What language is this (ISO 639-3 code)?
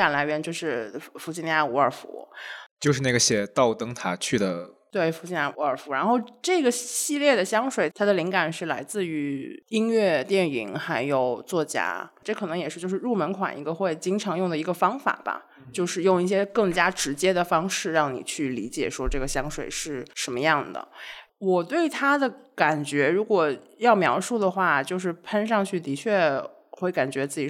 zho